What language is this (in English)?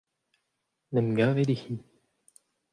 Breton